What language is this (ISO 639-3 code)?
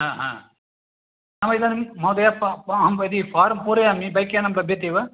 san